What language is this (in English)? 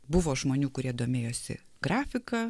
Lithuanian